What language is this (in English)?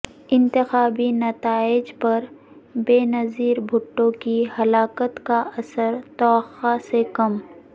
Urdu